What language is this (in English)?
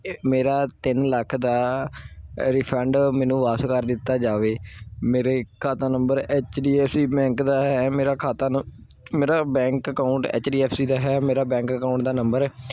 Punjabi